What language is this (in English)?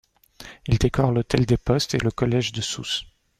French